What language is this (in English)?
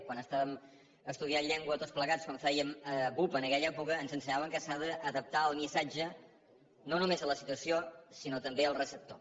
Catalan